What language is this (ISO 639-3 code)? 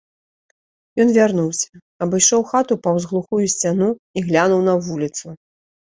bel